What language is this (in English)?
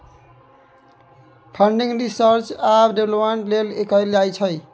Maithili